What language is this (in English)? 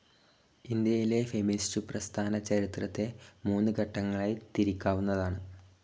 Malayalam